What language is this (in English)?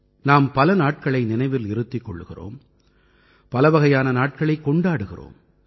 Tamil